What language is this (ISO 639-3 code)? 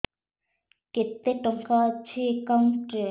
ori